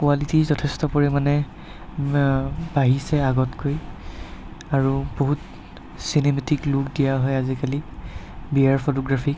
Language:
Assamese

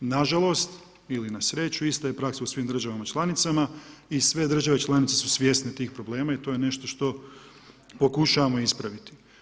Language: Croatian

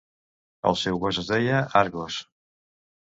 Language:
Catalan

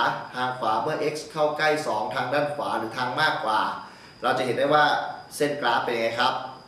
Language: Thai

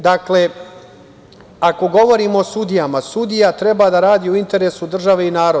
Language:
Serbian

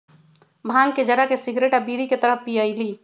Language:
Magahi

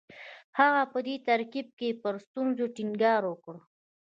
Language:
Pashto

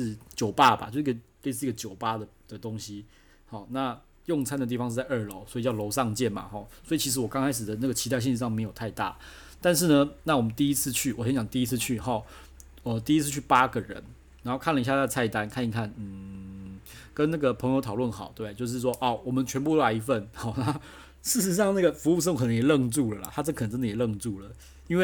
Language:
Chinese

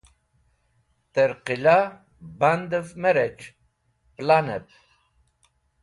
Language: Wakhi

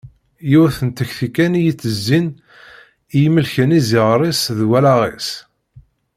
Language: Kabyle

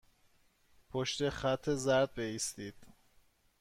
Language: Persian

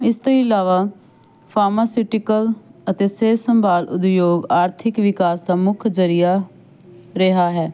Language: Punjabi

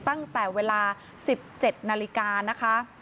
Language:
Thai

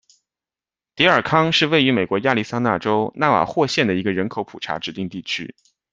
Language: Chinese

